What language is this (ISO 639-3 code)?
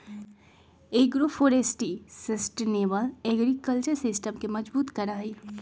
mag